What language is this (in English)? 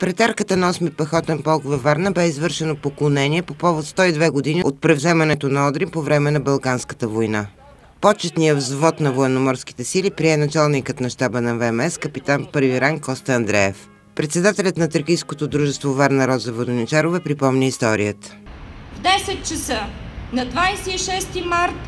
Bulgarian